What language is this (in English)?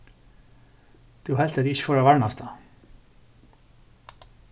Faroese